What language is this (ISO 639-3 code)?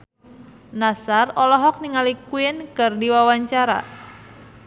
sun